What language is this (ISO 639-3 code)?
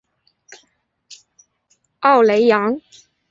zho